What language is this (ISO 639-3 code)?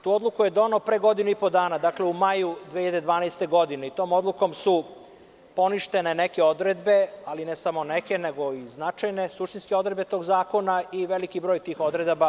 srp